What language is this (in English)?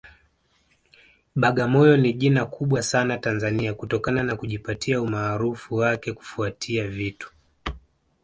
Swahili